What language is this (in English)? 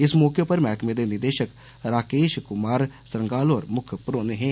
Dogri